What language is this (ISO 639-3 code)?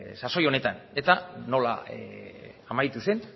eus